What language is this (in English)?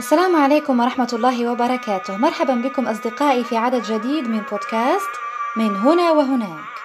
Arabic